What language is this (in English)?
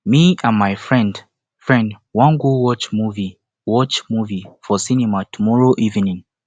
Nigerian Pidgin